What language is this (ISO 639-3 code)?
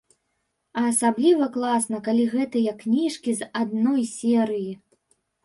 bel